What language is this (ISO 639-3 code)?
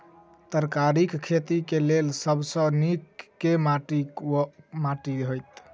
mai